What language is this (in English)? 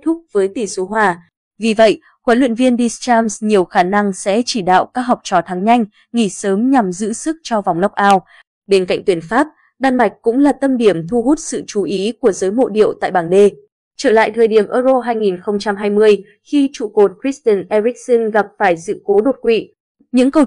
Vietnamese